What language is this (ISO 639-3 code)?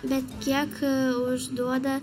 lit